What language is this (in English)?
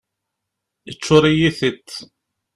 Kabyle